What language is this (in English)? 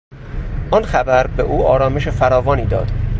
Persian